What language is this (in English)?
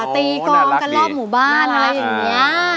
Thai